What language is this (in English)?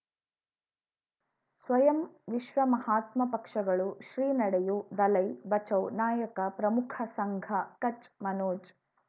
Kannada